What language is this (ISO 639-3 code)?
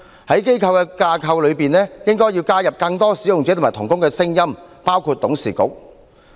yue